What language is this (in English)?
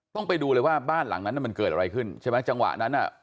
Thai